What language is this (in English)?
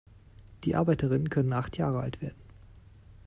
German